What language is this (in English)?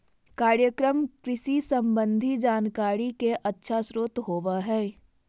Magahi